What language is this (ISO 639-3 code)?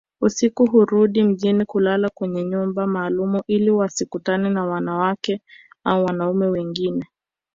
swa